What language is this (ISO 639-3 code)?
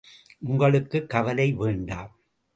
tam